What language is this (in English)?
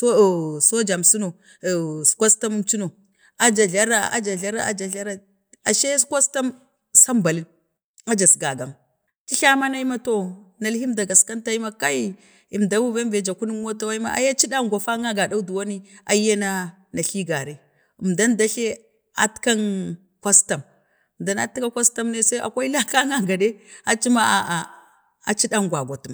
Bade